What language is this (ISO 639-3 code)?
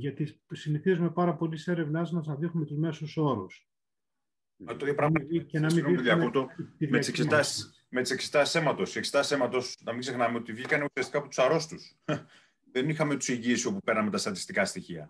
ell